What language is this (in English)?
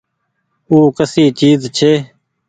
Goaria